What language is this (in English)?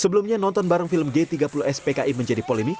Indonesian